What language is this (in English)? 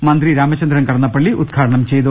Malayalam